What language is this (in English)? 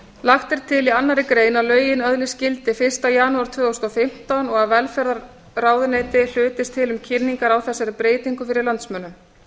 Icelandic